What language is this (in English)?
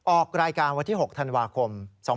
Thai